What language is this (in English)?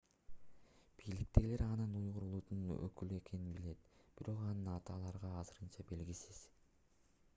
Kyrgyz